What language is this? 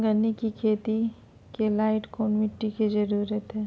Magahi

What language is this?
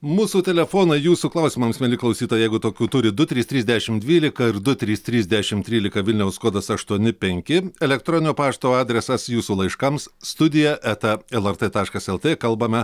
Lithuanian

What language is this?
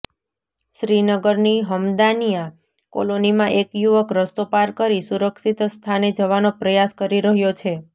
Gujarati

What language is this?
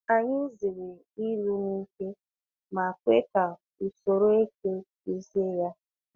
Igbo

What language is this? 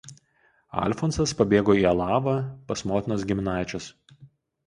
Lithuanian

